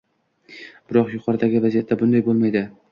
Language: Uzbek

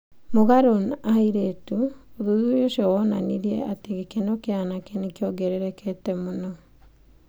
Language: Kikuyu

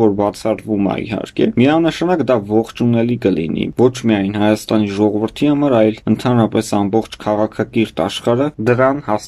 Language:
Romanian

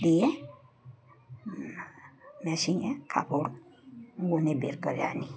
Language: Bangla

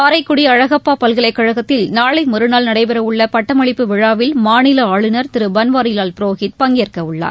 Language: Tamil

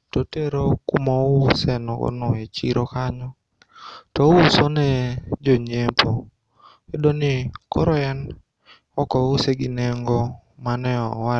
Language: Luo (Kenya and Tanzania)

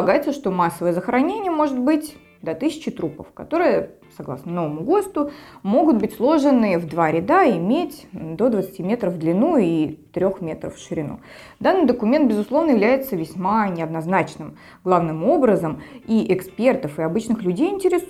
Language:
Russian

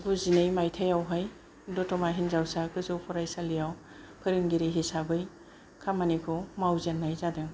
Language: Bodo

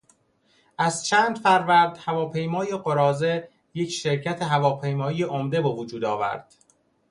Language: Persian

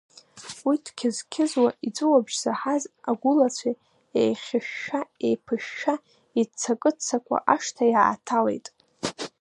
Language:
Abkhazian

